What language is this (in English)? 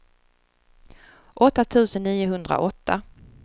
Swedish